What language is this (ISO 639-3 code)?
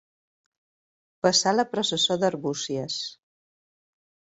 cat